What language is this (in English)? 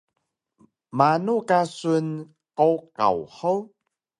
Taroko